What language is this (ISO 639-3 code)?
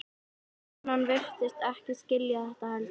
isl